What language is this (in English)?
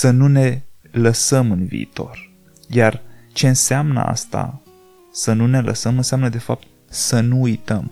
Romanian